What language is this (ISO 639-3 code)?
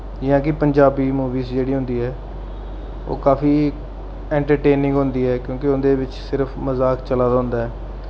doi